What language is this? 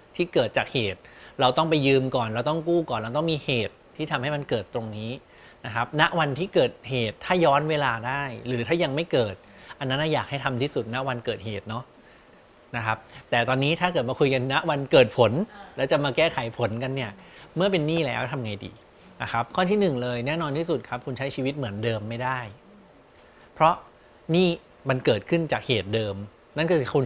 Thai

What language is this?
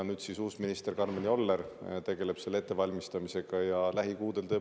Estonian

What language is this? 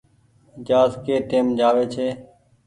Goaria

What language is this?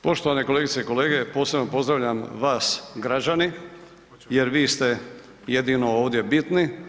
Croatian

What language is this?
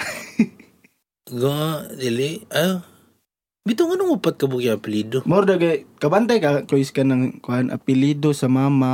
Filipino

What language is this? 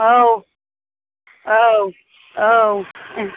Bodo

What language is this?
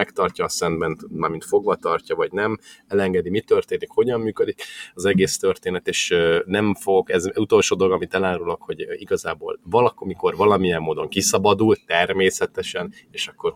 Hungarian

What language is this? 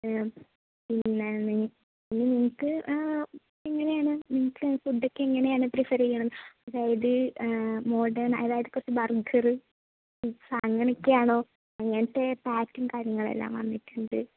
Malayalam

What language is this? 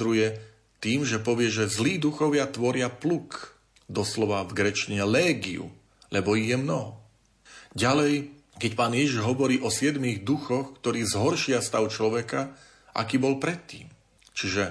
Slovak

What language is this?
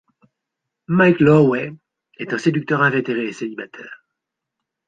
French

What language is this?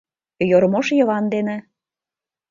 Mari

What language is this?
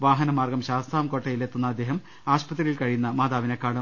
Malayalam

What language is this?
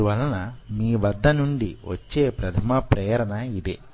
Telugu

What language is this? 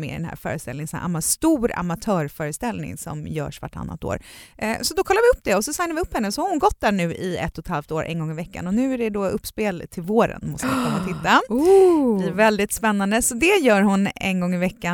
Swedish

